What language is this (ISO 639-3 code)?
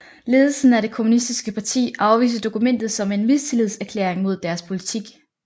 dan